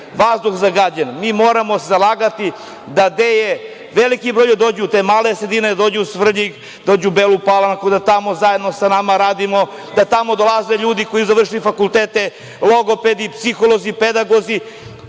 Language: Serbian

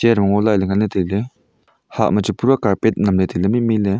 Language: Wancho Naga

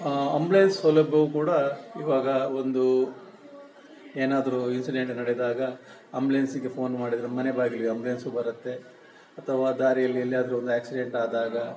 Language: Kannada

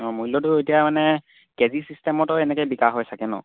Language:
Assamese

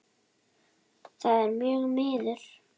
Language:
Icelandic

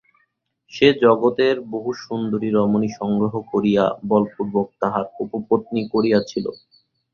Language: Bangla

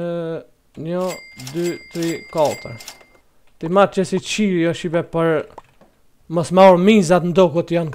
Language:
Romanian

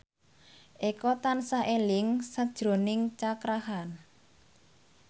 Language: Javanese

